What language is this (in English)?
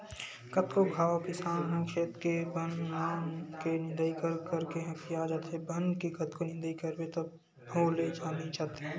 Chhattisgarhi